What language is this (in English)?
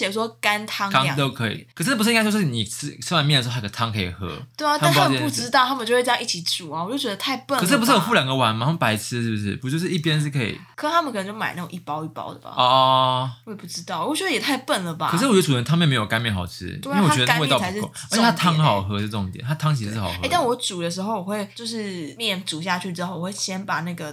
Chinese